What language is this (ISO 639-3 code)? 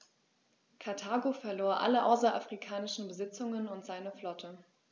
deu